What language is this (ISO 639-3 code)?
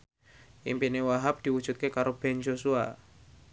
jav